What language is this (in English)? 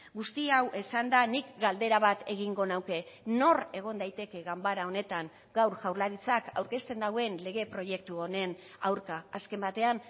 Basque